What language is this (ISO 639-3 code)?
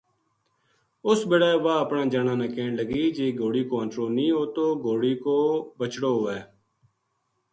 gju